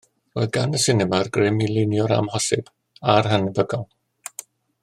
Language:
Welsh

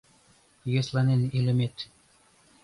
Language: Mari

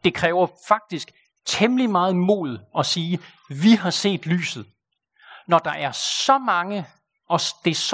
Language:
Danish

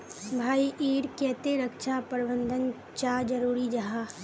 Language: Magahi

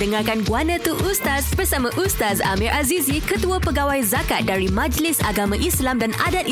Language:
Malay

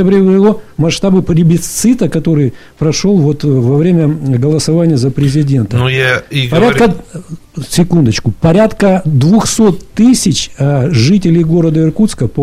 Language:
Russian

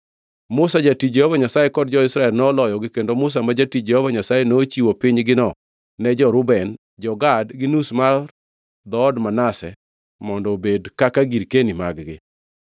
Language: Luo (Kenya and Tanzania)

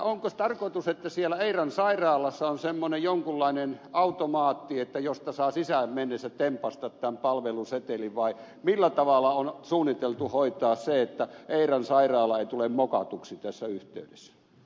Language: Finnish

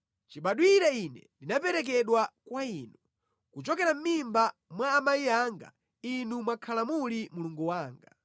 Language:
Nyanja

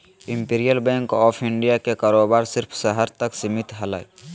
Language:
Magahi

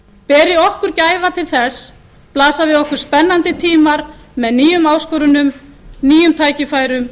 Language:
Icelandic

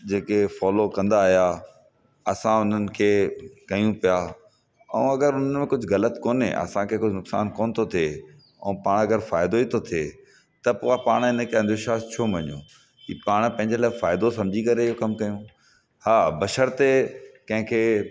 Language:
Sindhi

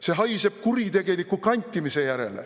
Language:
Estonian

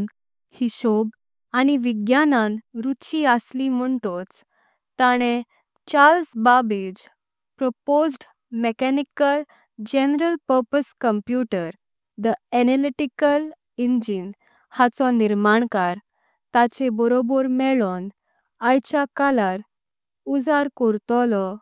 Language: Konkani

